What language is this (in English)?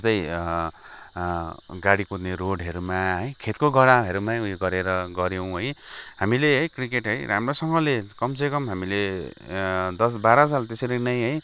Nepali